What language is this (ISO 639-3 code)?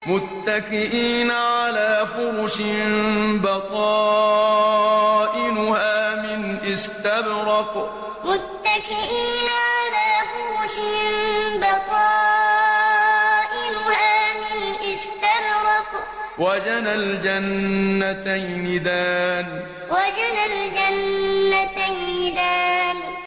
ara